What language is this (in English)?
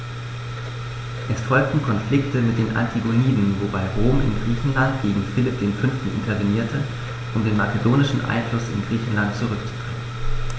German